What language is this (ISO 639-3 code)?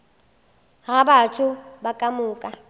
nso